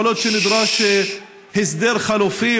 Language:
Hebrew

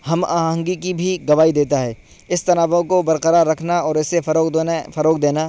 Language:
Urdu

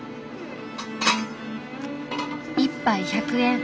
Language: Japanese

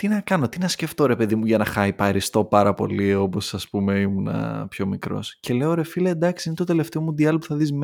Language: Greek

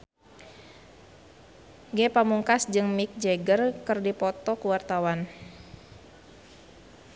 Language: Sundanese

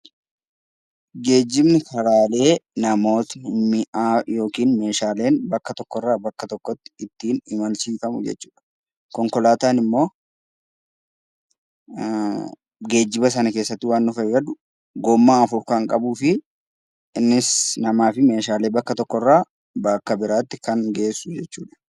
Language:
Oromo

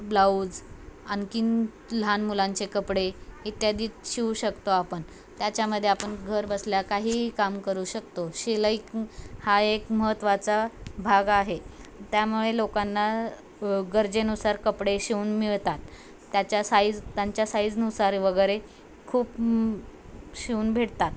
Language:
Marathi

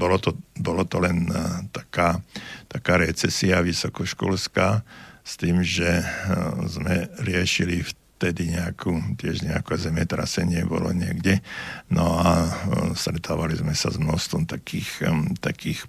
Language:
Slovak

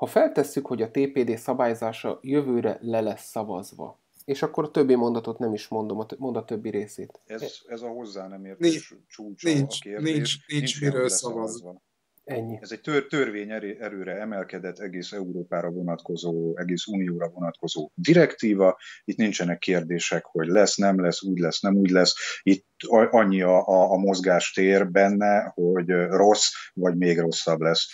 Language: Hungarian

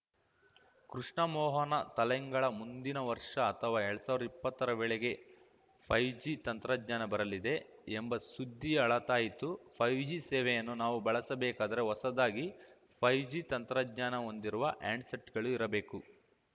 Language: Kannada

